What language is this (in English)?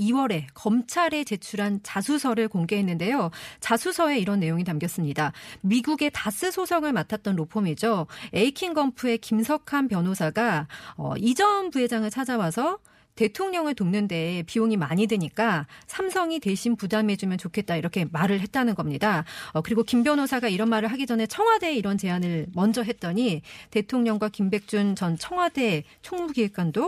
Korean